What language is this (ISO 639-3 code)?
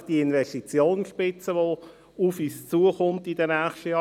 gsw